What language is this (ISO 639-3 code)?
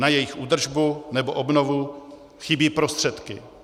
ces